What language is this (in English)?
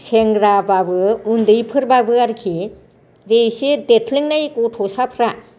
Bodo